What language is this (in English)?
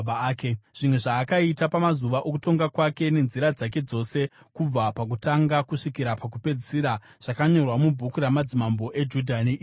Shona